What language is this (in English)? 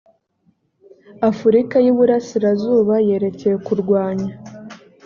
Kinyarwanda